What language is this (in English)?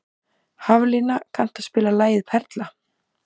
Icelandic